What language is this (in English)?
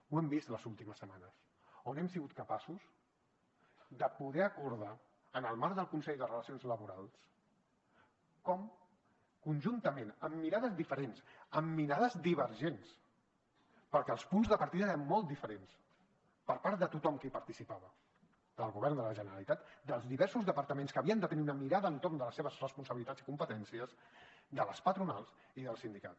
Catalan